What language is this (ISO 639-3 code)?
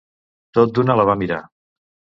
cat